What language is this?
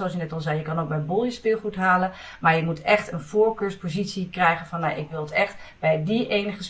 Dutch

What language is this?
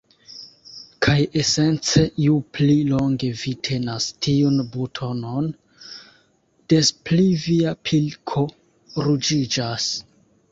Esperanto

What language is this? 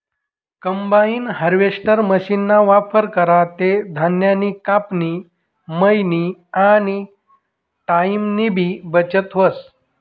Marathi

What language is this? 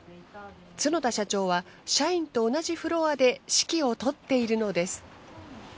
Japanese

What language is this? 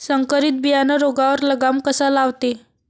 Marathi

